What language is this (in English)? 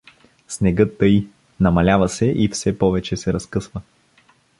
Bulgarian